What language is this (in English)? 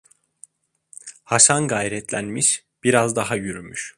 Turkish